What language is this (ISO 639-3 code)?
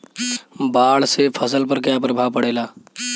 bho